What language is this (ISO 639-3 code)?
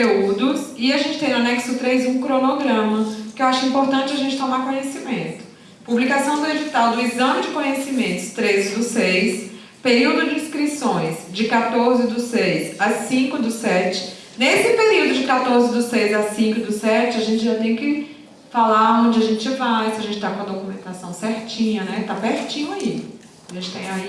por